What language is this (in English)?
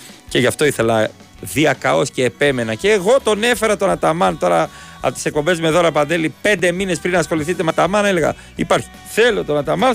Greek